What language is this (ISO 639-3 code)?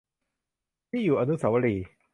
tha